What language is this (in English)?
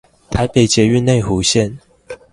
Chinese